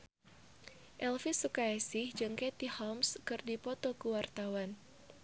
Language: Sundanese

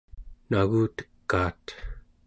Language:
Central Yupik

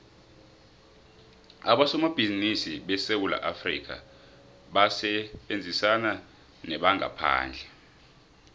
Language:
South Ndebele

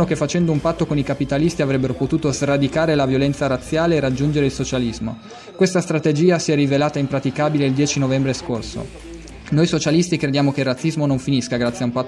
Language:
Italian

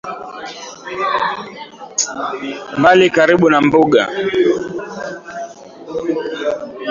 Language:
Swahili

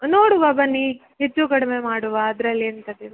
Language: Kannada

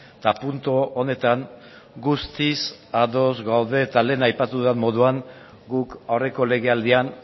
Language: Basque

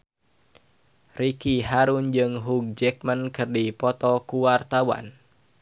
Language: Sundanese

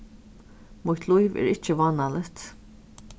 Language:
Faroese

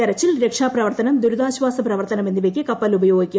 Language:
Malayalam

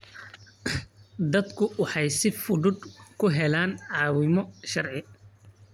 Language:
Somali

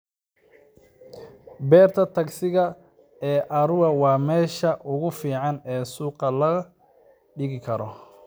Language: Somali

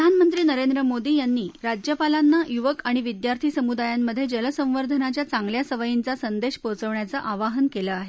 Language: Marathi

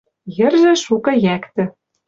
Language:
Western Mari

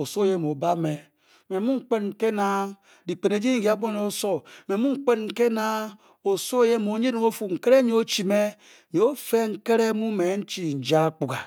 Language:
Bokyi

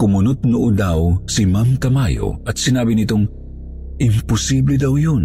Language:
Filipino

